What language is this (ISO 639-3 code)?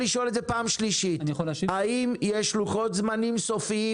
heb